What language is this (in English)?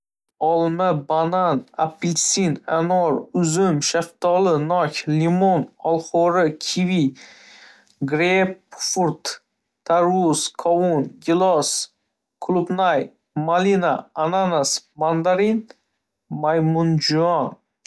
Uzbek